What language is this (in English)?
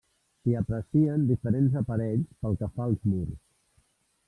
Catalan